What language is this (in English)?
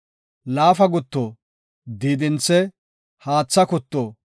Gofa